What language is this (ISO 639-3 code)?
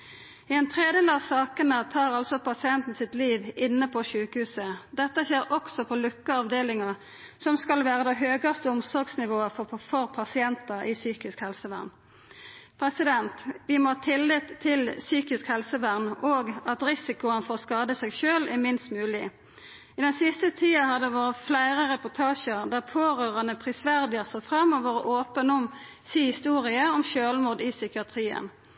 nno